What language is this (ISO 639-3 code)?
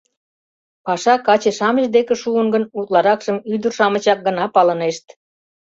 chm